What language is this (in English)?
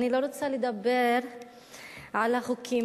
Hebrew